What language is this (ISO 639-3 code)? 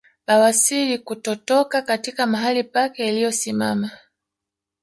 swa